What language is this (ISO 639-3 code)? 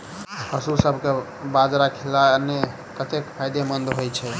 mai